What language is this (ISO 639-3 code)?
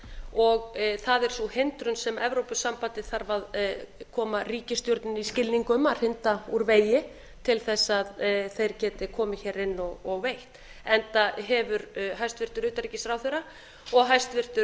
isl